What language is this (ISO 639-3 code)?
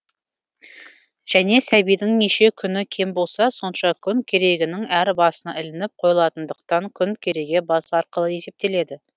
kaz